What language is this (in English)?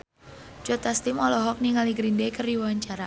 Sundanese